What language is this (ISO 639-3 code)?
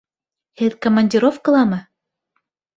bak